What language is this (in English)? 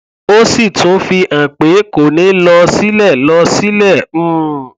Yoruba